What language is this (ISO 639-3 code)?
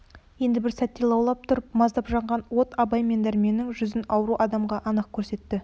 kaz